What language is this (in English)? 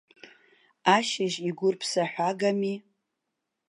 Abkhazian